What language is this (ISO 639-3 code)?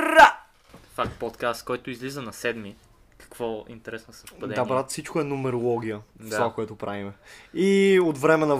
bul